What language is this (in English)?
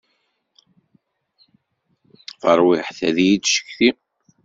Kabyle